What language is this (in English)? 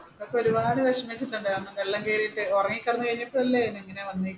Malayalam